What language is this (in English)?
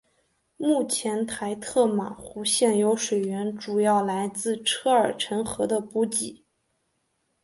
Chinese